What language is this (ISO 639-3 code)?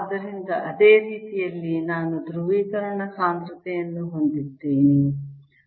kan